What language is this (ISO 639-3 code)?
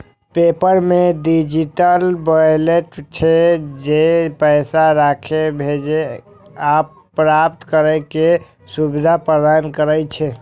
mai